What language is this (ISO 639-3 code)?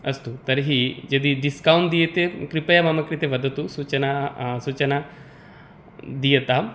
san